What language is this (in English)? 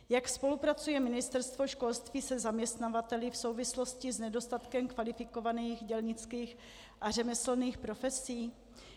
Czech